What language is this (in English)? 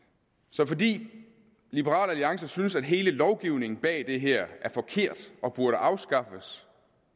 Danish